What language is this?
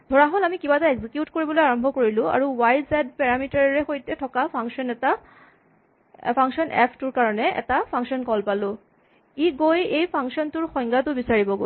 Assamese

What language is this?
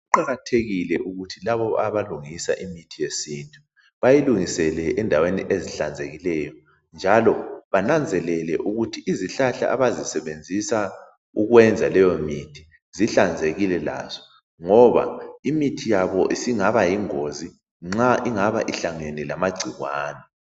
North Ndebele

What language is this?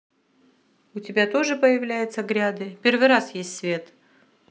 Russian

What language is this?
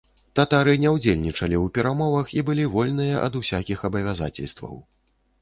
Belarusian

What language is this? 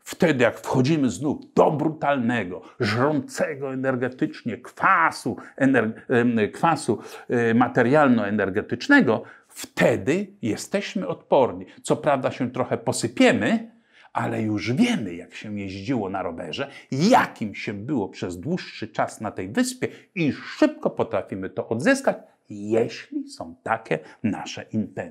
Polish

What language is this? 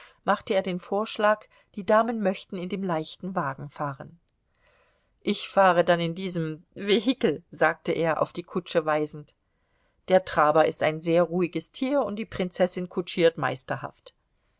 German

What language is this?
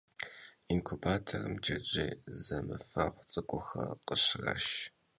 Kabardian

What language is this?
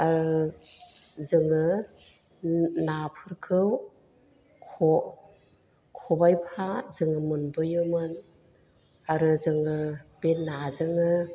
Bodo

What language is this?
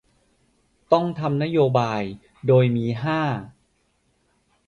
Thai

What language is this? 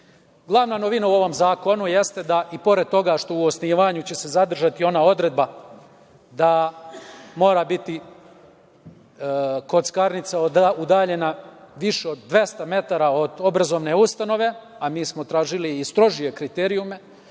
Serbian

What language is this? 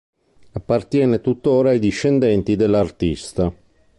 Italian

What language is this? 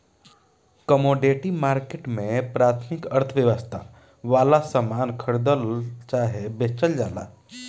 Bhojpuri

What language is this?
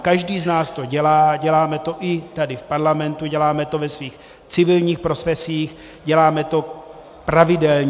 Czech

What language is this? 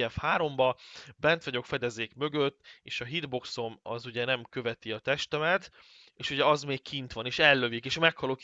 Hungarian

